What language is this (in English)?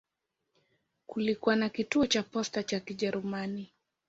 Swahili